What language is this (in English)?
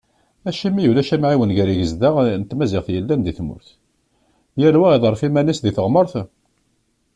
Kabyle